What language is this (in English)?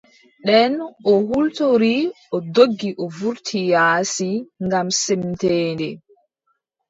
Adamawa Fulfulde